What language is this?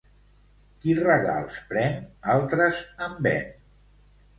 Catalan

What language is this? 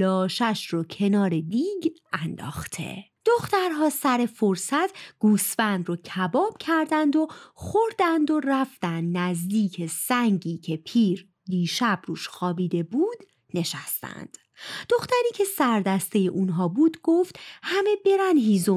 Persian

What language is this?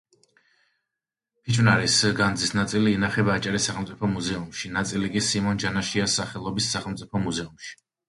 Georgian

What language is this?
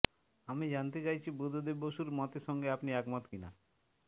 Bangla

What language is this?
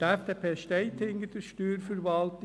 Swiss German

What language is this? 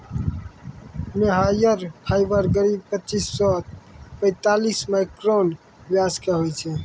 Maithili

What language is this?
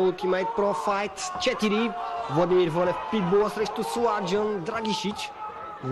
Bulgarian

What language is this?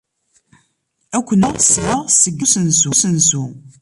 Kabyle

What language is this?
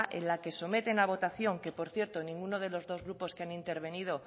Spanish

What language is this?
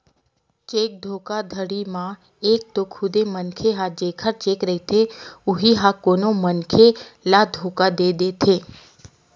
Chhattisgarhi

